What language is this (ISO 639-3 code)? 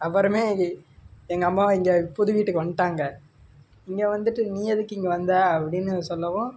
tam